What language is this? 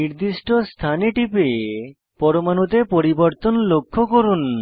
Bangla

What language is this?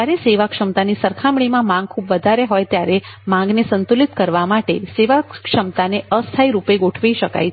Gujarati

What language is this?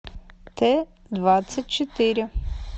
Russian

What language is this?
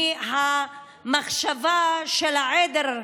Hebrew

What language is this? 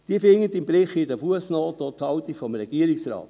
Swiss German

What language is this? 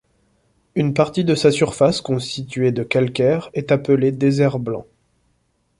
French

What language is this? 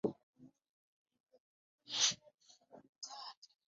Ganda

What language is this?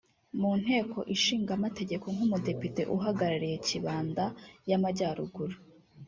Kinyarwanda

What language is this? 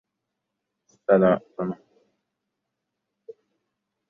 Uzbek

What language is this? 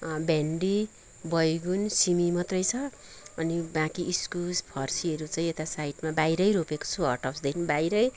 Nepali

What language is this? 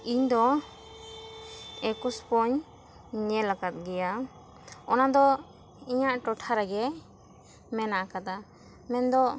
Santali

